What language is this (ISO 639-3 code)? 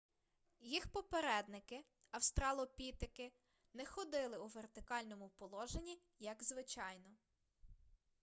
ukr